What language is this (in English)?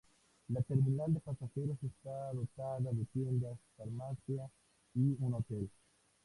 Spanish